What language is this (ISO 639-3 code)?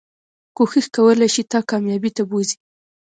pus